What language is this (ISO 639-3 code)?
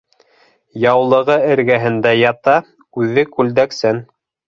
bak